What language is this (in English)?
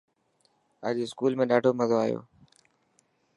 Dhatki